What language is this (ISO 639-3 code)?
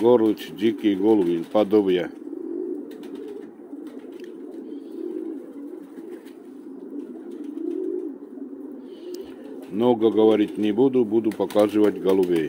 rus